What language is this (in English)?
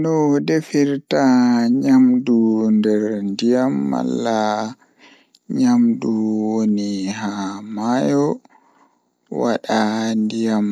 Fula